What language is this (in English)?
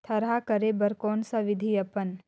Chhattisgarhi